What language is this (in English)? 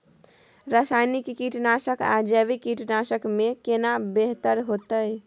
Maithili